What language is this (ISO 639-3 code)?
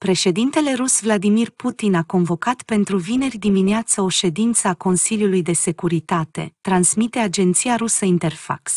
ron